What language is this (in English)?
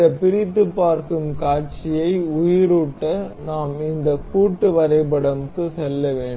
Tamil